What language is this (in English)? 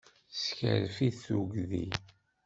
Kabyle